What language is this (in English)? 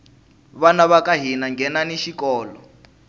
Tsonga